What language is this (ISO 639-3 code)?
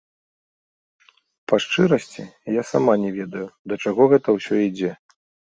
bel